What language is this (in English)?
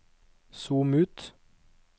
Norwegian